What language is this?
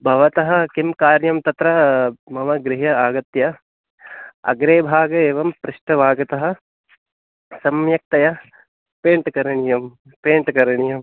Sanskrit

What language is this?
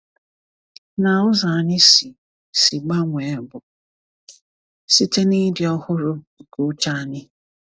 Igbo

